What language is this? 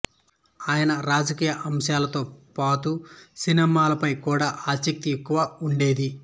Telugu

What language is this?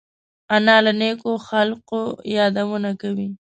Pashto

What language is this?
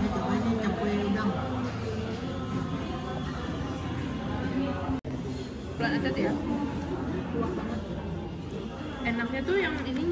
Indonesian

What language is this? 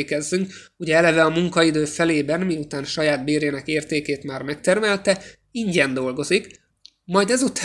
Hungarian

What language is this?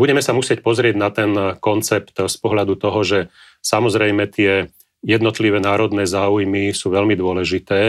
Slovak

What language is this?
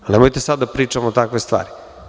Serbian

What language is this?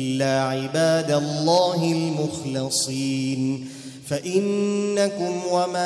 Arabic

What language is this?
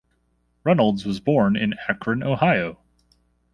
English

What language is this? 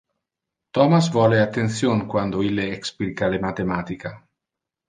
Interlingua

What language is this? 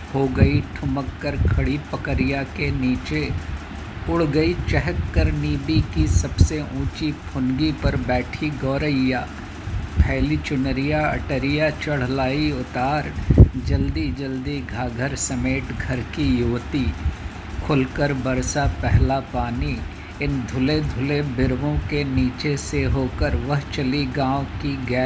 Hindi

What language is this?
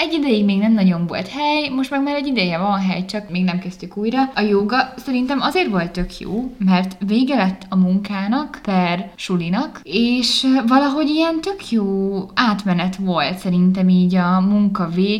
Hungarian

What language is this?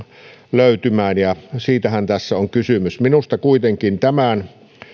Finnish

